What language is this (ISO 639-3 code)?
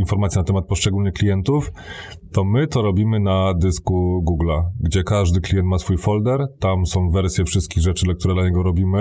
pol